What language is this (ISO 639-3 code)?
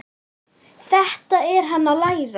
isl